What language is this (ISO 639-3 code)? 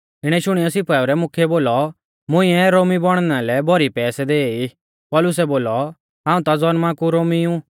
bfz